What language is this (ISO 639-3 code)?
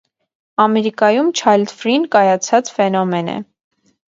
hye